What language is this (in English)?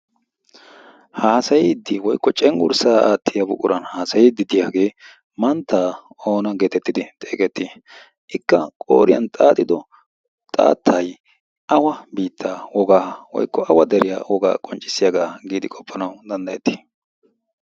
Wolaytta